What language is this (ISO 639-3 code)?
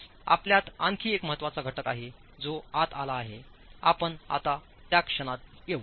mar